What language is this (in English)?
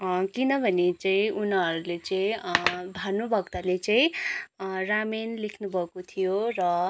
Nepali